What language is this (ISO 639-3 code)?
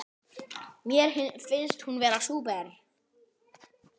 isl